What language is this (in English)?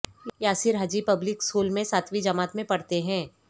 Urdu